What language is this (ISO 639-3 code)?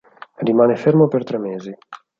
ita